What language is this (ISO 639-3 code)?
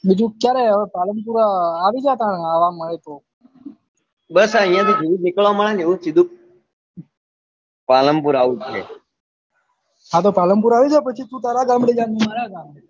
guj